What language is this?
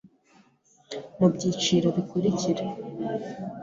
Kinyarwanda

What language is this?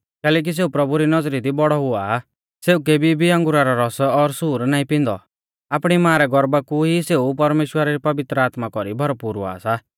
Mahasu Pahari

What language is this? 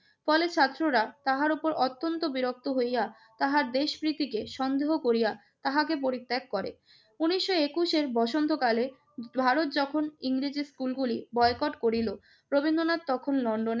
Bangla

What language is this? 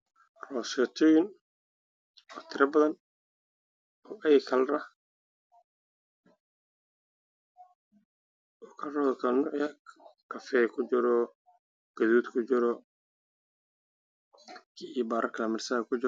Somali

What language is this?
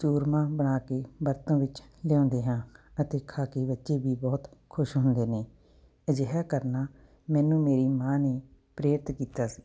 Punjabi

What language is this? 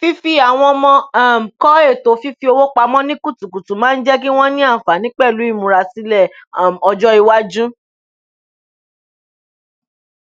Yoruba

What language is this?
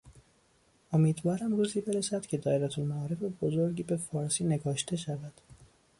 Persian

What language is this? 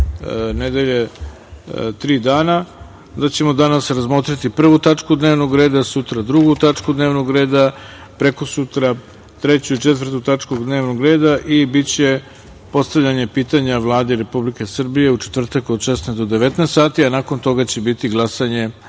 Serbian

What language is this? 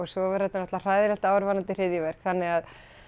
Icelandic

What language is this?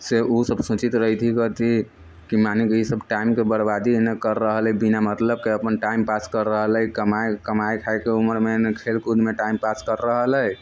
Maithili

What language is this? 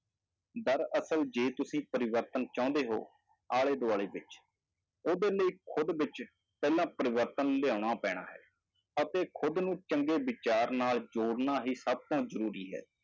Punjabi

